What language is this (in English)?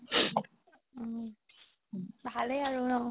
Assamese